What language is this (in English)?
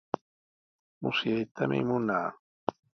Sihuas Ancash Quechua